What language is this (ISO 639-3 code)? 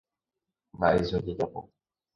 grn